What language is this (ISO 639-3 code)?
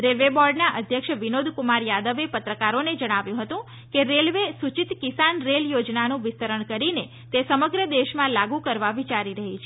guj